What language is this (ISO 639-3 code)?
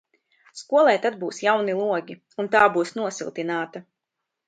lav